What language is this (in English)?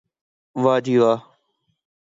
Urdu